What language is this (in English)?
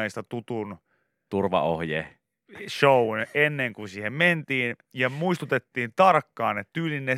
Finnish